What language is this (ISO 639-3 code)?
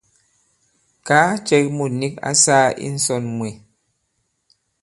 abb